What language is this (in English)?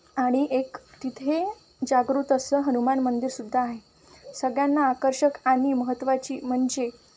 Marathi